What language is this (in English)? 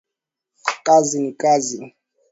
Swahili